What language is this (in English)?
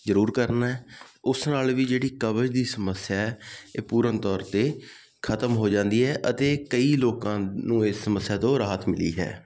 Punjabi